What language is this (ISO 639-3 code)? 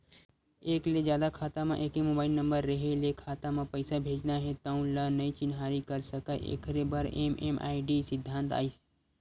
hne